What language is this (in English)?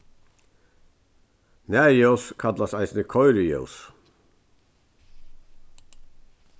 Faroese